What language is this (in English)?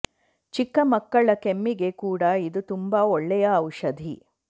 Kannada